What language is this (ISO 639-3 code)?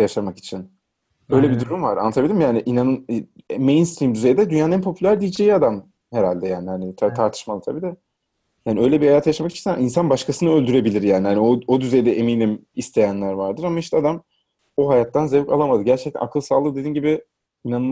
tur